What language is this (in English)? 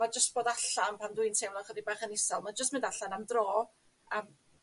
Welsh